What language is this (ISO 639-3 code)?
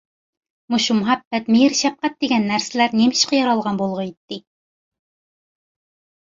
uig